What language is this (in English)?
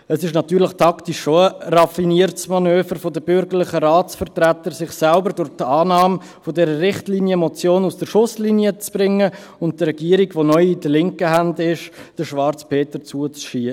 Swiss German